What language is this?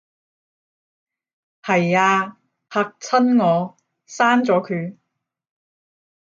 Cantonese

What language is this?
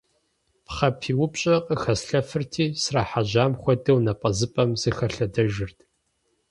Kabardian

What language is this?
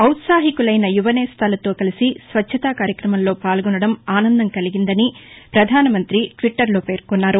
Telugu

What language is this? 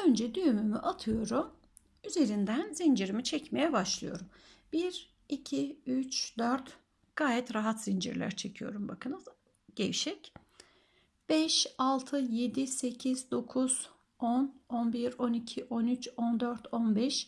Turkish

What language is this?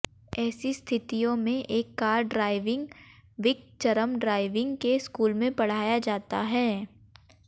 Hindi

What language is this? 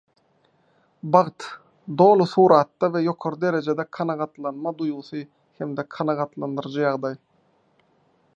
Turkmen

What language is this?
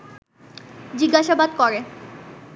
Bangla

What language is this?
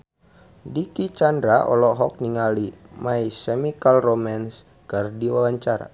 Sundanese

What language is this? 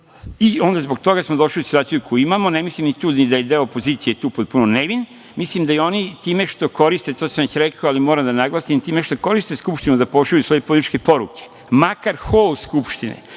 Serbian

